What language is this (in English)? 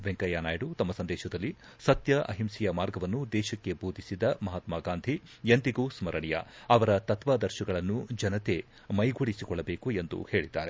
Kannada